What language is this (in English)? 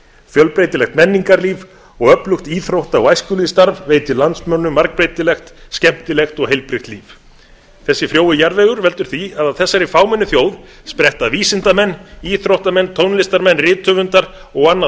Icelandic